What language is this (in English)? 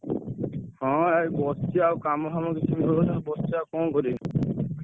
Odia